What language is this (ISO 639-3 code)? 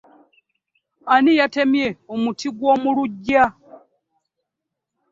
lug